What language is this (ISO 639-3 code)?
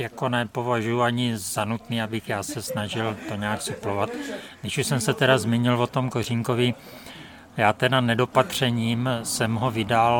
ces